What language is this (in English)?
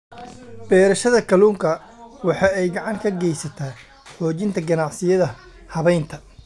Somali